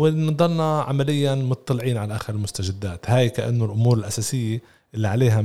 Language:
Arabic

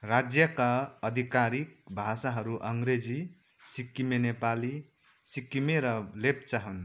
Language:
Nepali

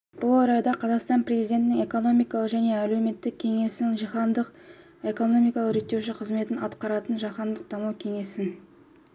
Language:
Kazakh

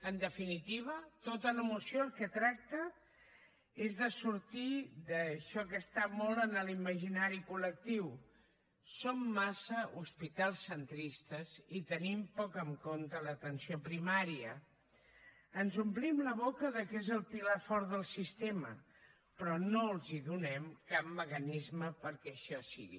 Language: Catalan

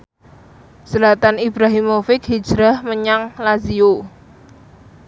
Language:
Javanese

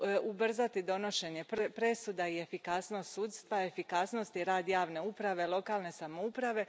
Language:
Croatian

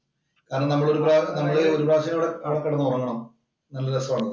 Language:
Malayalam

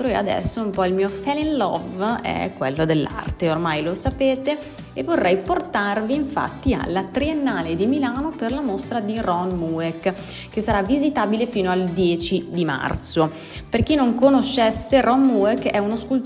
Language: Italian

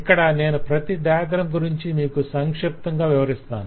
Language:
Telugu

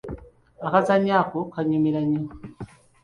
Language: Ganda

